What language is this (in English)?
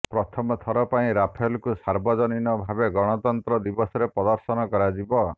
Odia